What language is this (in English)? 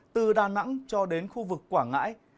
Vietnamese